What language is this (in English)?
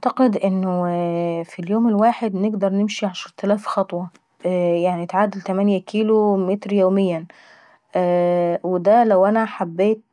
Saidi Arabic